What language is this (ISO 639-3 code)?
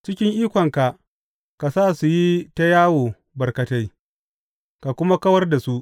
hau